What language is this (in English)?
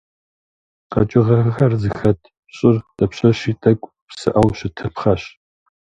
Kabardian